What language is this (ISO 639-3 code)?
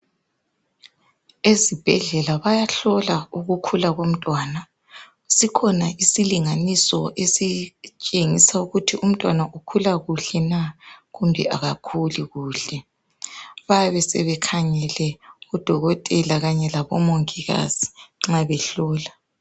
nde